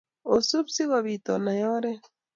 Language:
Kalenjin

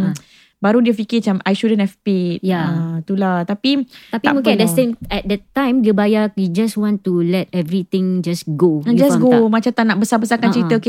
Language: Malay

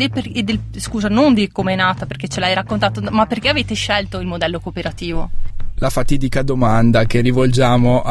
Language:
Italian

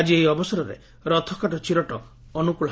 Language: Odia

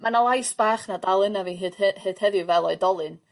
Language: Welsh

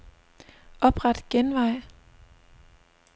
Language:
Danish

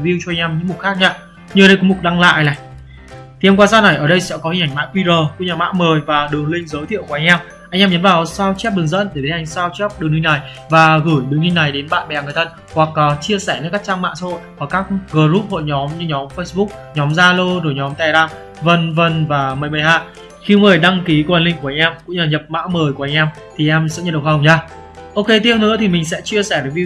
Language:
Vietnamese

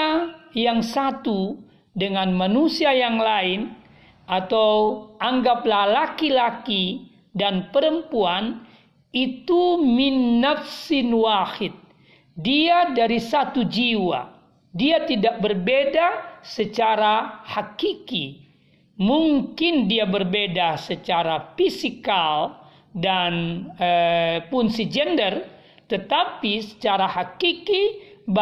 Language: Indonesian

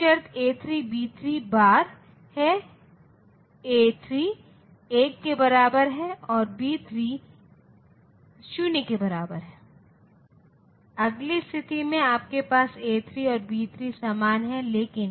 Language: Hindi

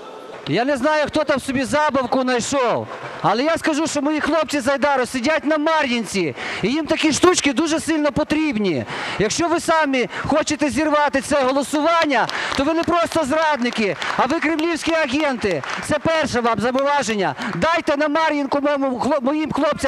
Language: Ukrainian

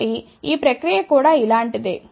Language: Telugu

